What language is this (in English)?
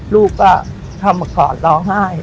Thai